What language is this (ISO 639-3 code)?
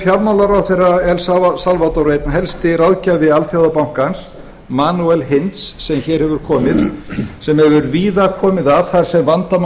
isl